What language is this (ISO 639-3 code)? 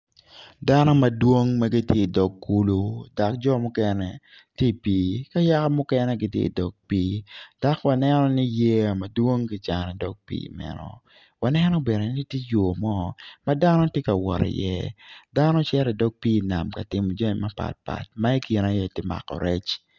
ach